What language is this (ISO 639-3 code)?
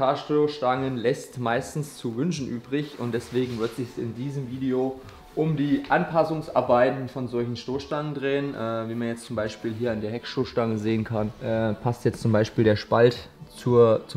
deu